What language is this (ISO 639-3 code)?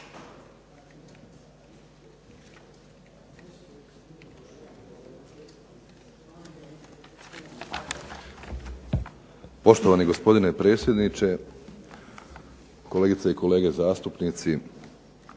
hrv